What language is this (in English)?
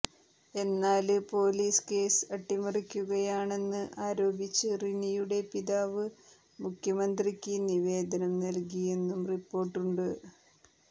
Malayalam